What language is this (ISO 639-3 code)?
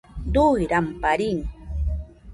hux